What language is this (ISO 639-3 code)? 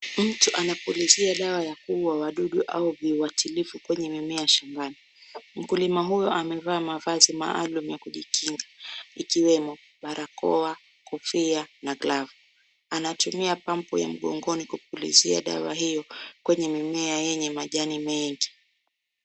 swa